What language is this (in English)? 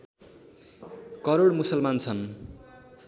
Nepali